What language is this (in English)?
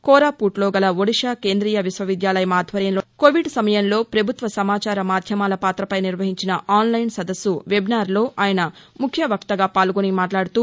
Telugu